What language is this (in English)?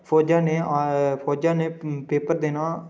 Dogri